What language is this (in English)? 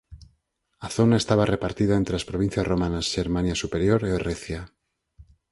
Galician